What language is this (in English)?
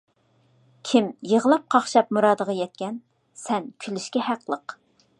Uyghur